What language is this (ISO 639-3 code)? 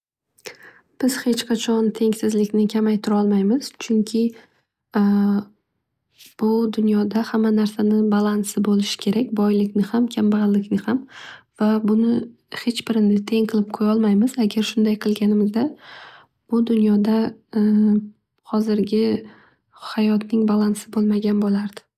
uzb